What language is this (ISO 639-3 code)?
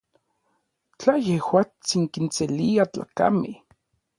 nlv